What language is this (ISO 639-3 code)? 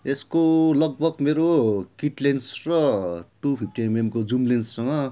nep